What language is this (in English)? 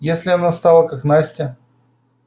Russian